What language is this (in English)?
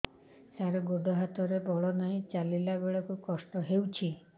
Odia